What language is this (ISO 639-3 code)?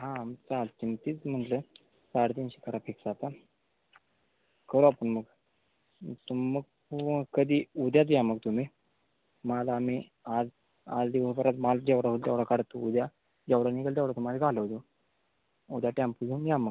mar